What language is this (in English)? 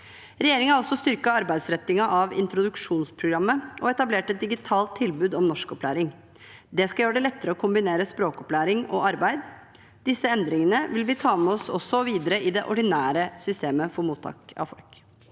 Norwegian